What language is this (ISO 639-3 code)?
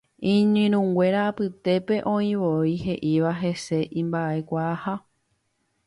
grn